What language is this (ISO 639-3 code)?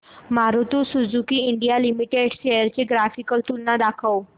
mar